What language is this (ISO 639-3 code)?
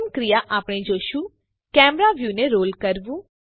guj